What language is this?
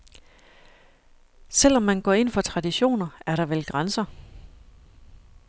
Danish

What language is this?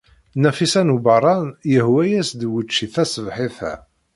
Kabyle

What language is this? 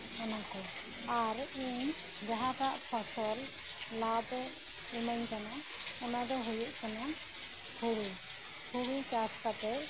Santali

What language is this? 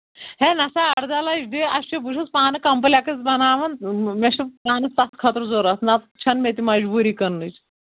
Kashmiri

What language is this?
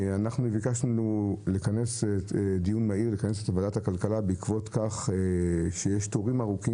Hebrew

